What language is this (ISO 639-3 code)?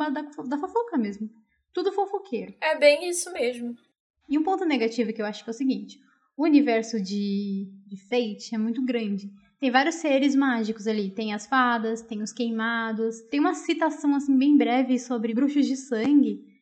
por